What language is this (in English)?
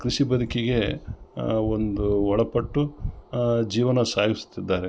Kannada